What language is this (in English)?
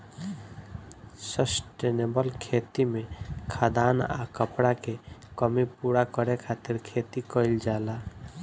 Bhojpuri